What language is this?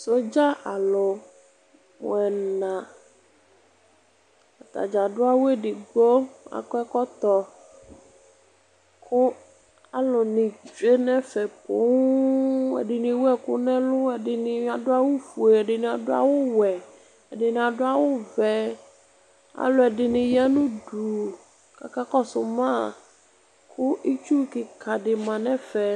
Ikposo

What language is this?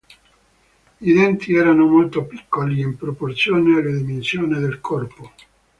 Italian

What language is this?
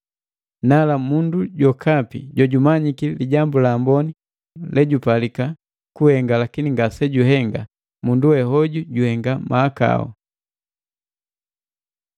Matengo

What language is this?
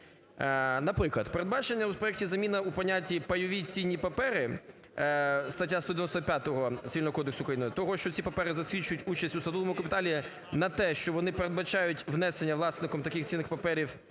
Ukrainian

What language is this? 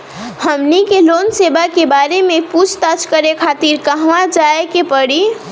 Bhojpuri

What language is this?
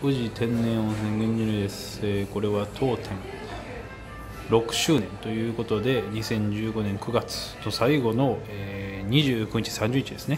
Japanese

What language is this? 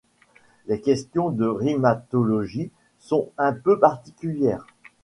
French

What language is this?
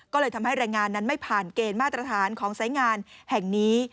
Thai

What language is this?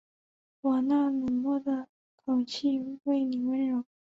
Chinese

